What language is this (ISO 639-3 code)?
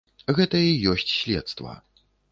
bel